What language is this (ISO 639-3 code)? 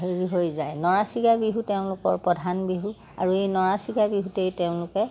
asm